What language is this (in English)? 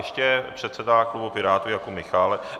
Czech